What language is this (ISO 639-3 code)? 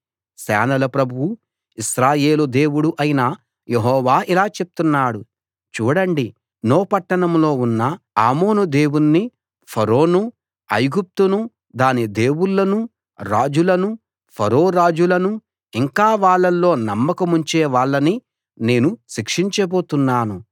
tel